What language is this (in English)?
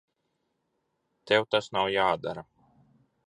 Latvian